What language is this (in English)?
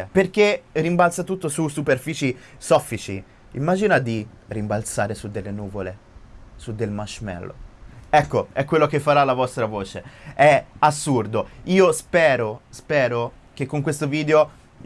Italian